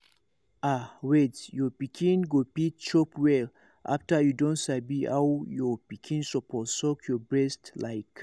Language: Nigerian Pidgin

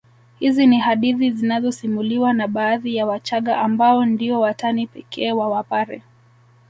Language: Swahili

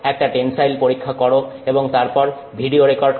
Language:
Bangla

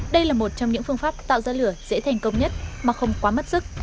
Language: Vietnamese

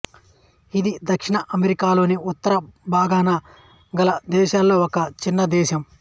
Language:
Telugu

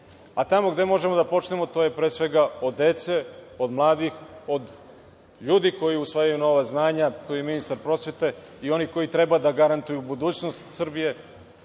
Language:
Serbian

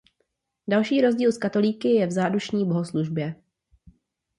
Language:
Czech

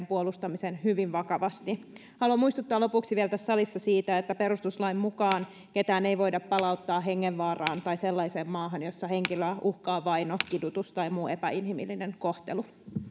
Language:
Finnish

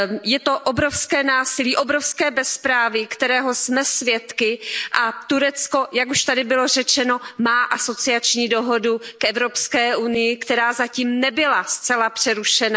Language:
Czech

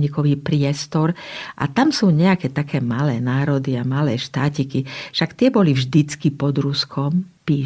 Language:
Slovak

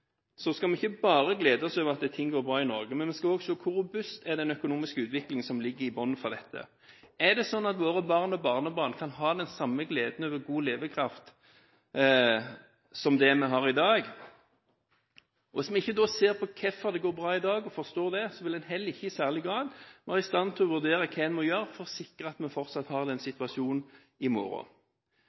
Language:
Norwegian Bokmål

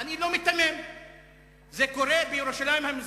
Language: Hebrew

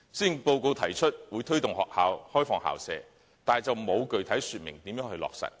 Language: Cantonese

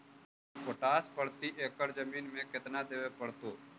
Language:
Magahi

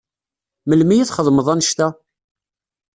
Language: Kabyle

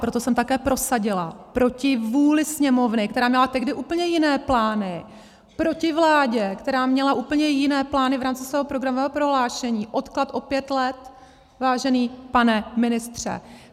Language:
Czech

